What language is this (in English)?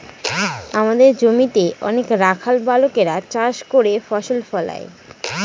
Bangla